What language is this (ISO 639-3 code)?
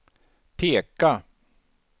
swe